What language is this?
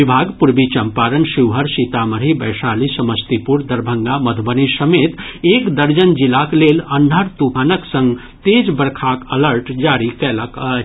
Maithili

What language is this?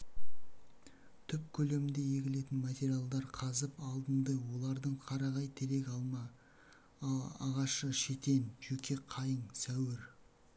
Kazakh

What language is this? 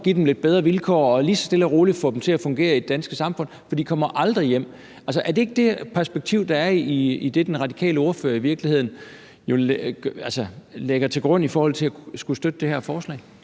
Danish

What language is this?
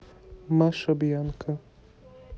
Russian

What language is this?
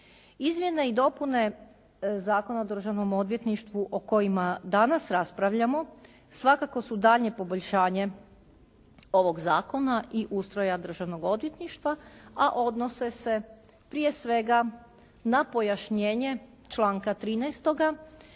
Croatian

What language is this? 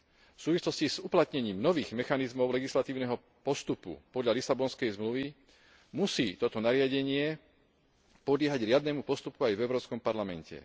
Slovak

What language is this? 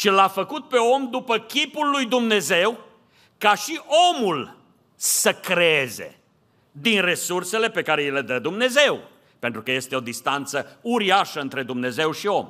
Romanian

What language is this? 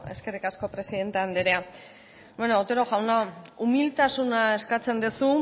Basque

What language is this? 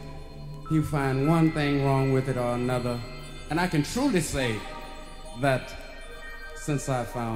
Italian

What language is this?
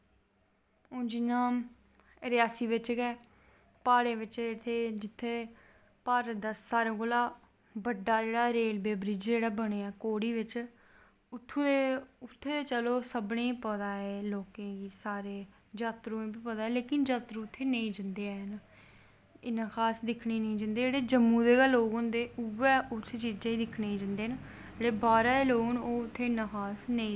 Dogri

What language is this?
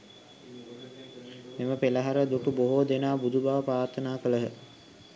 Sinhala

